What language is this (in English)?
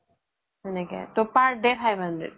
Assamese